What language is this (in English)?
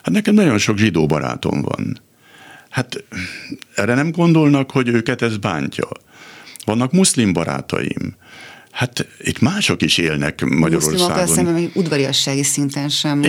Hungarian